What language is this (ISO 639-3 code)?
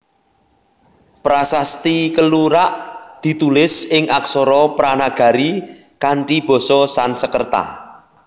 jav